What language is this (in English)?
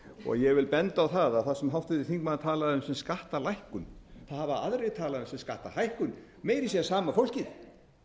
Icelandic